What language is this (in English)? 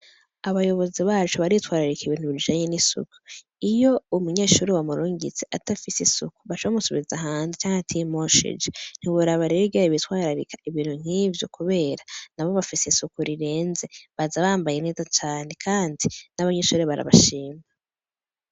Rundi